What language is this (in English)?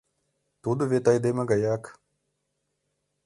Mari